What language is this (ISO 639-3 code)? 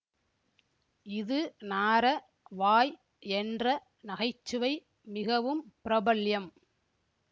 tam